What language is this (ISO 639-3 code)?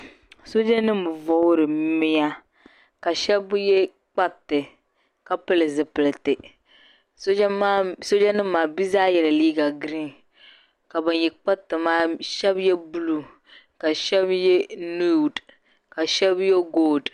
dag